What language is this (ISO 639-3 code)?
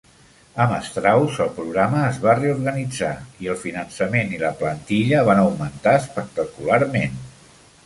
cat